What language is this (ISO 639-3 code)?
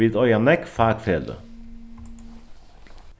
fao